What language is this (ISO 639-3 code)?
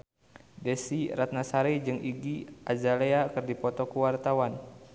sun